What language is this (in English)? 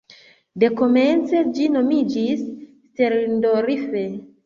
Esperanto